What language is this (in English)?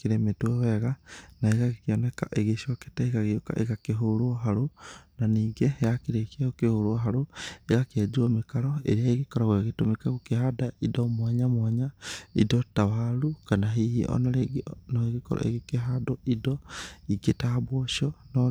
Kikuyu